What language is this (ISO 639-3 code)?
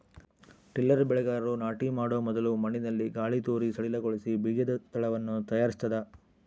kan